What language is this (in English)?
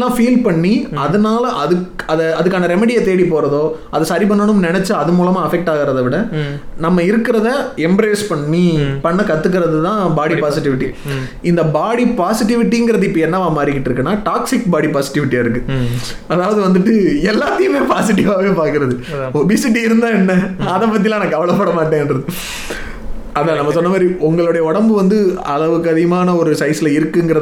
Tamil